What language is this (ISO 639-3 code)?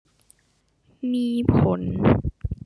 tha